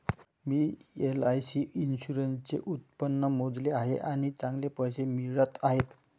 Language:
Marathi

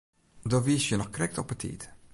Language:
Western Frisian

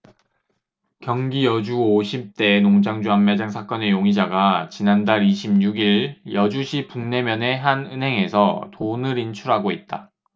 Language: Korean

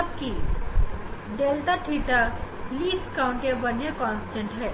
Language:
Hindi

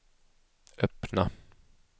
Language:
Swedish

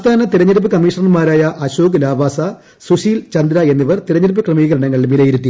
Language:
Malayalam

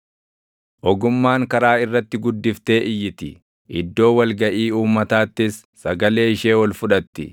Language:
Oromo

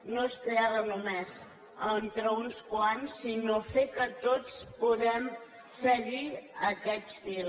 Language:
Catalan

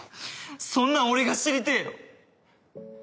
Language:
Japanese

